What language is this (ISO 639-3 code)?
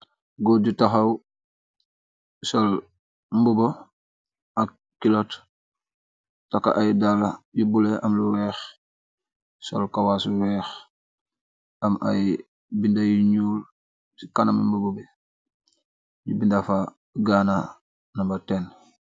wol